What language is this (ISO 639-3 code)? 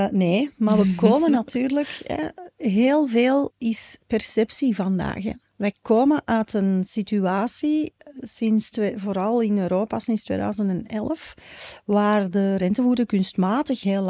nld